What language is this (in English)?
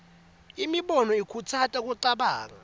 Swati